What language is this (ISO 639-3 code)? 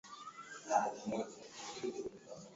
swa